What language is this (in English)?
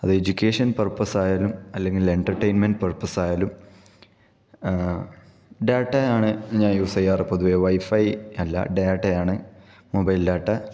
Malayalam